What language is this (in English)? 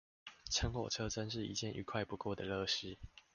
Chinese